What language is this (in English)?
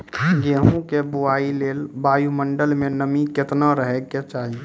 Maithili